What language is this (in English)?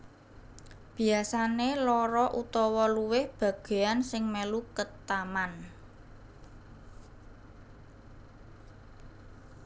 Javanese